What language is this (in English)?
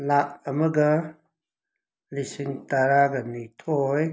Manipuri